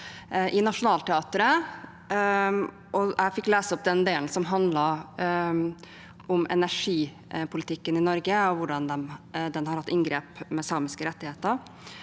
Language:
Norwegian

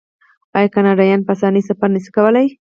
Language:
Pashto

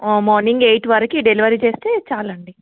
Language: Telugu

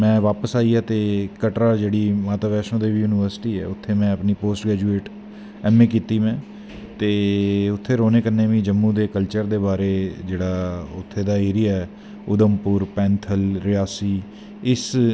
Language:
Dogri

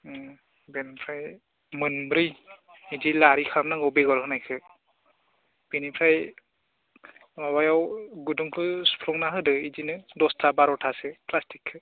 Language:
Bodo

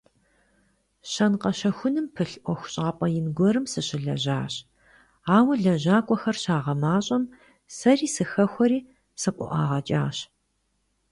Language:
Kabardian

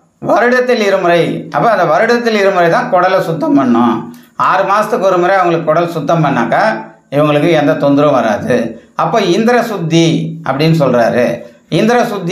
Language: Indonesian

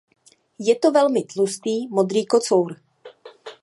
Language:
Czech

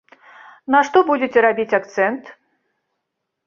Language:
Belarusian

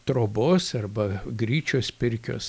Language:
Lithuanian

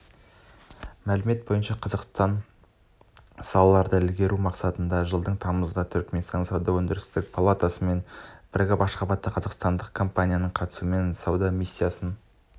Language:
Kazakh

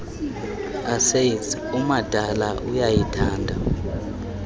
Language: Xhosa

